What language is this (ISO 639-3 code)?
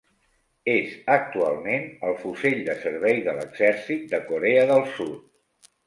cat